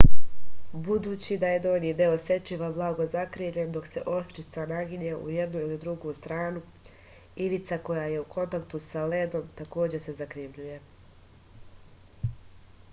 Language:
Serbian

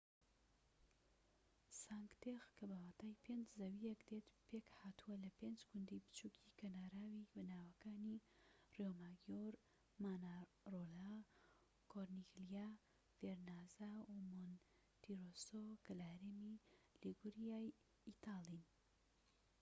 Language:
Central Kurdish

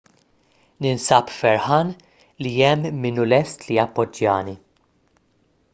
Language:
Maltese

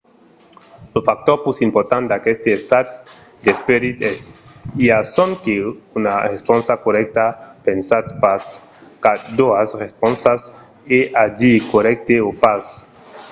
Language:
Occitan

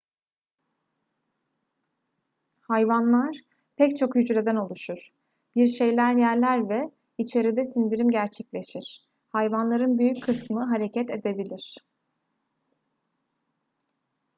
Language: Turkish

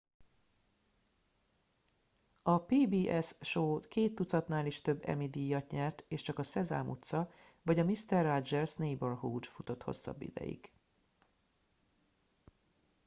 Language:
Hungarian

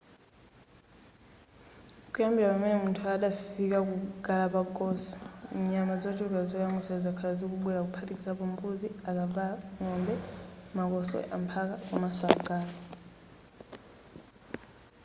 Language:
Nyanja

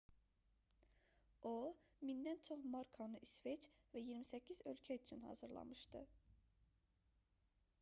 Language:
Azerbaijani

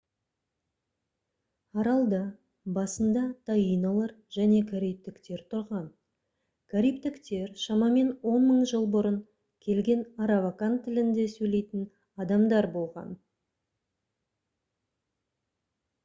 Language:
Kazakh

